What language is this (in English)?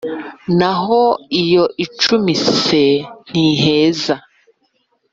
Kinyarwanda